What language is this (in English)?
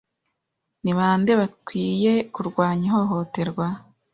Kinyarwanda